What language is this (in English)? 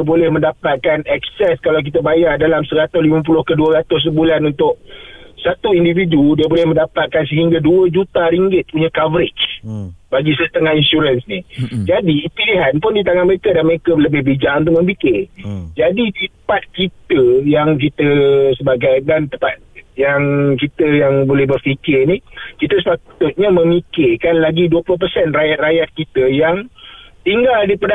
Malay